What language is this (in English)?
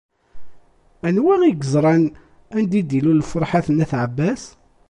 Kabyle